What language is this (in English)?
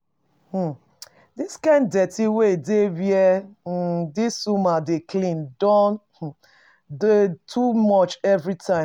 Nigerian Pidgin